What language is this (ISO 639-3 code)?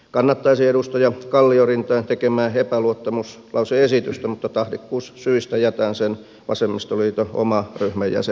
fin